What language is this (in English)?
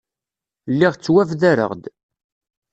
Kabyle